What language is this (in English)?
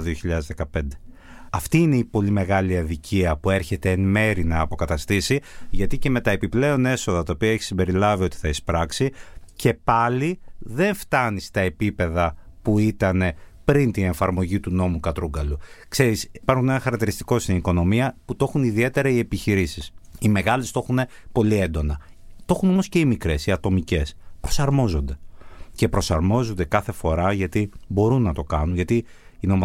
Greek